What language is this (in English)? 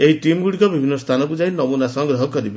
Odia